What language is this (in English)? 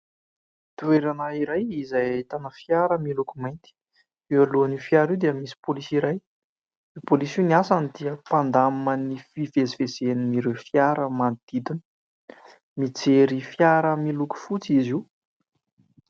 Malagasy